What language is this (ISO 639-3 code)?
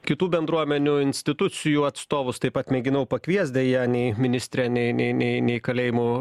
lit